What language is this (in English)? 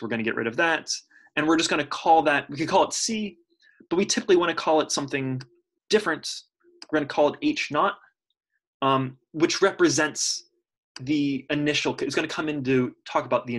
English